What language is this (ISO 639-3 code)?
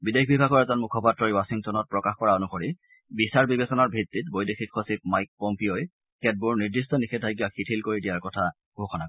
asm